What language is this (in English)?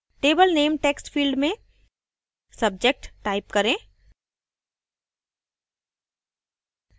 Hindi